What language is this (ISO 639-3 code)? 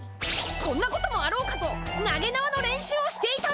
jpn